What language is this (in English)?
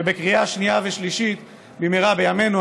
Hebrew